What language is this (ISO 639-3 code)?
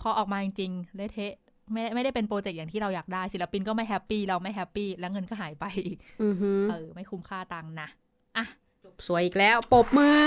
tha